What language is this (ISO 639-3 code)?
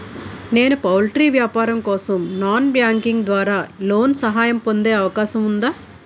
tel